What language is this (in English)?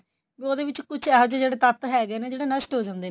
Punjabi